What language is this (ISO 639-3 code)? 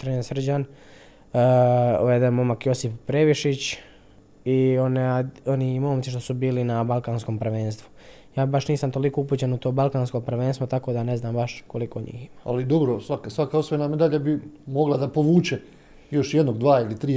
hrv